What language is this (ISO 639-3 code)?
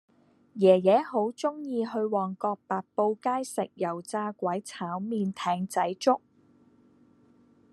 yue